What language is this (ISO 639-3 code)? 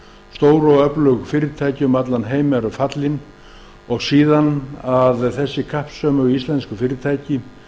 isl